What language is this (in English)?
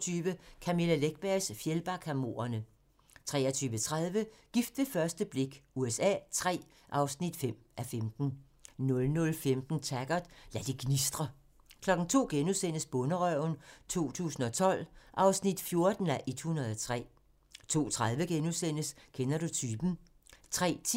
Danish